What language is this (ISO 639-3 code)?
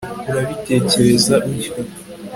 kin